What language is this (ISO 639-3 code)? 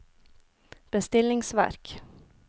nor